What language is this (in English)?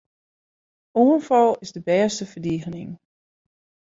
Western Frisian